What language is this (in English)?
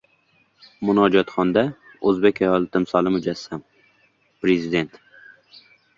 Uzbek